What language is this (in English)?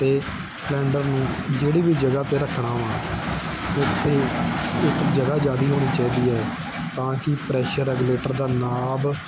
Punjabi